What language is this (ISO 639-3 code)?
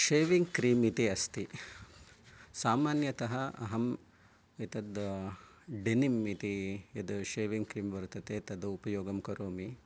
san